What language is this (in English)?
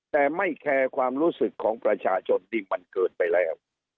Thai